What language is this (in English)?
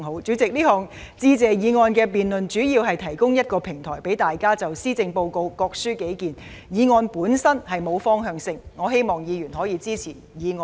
Cantonese